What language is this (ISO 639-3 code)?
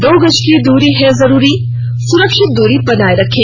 hin